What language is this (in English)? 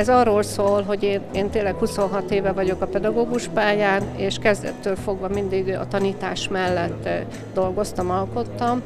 Hungarian